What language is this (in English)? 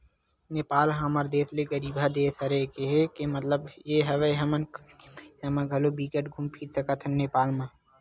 Chhattisgarhi